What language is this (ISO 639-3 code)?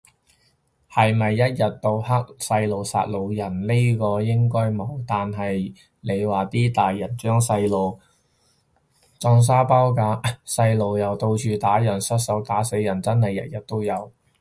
yue